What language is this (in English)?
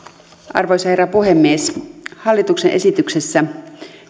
Finnish